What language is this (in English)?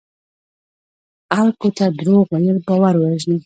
Pashto